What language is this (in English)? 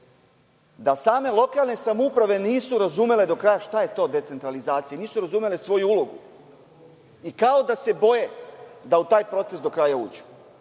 Serbian